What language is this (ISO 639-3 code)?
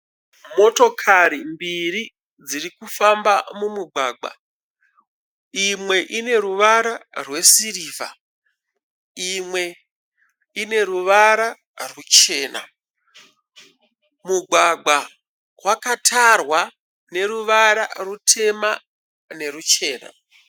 sna